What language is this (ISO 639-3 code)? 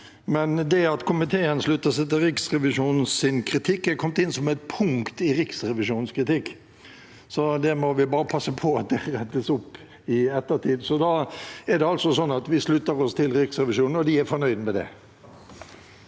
nor